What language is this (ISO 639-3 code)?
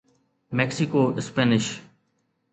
snd